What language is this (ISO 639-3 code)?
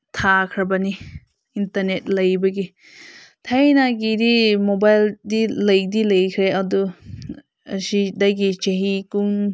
mni